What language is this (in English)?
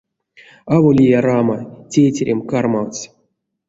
Erzya